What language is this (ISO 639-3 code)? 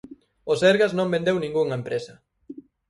glg